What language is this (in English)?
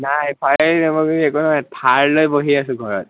Assamese